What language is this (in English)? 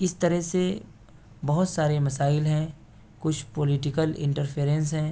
Urdu